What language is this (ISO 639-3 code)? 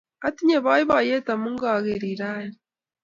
kln